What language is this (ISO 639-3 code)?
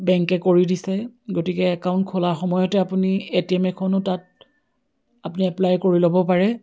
asm